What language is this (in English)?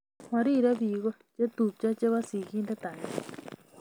Kalenjin